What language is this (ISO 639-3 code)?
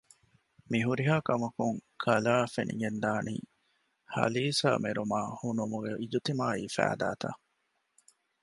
div